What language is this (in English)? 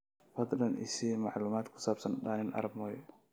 Somali